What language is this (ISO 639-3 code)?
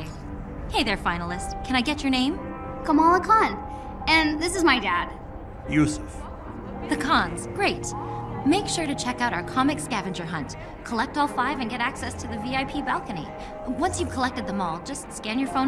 eng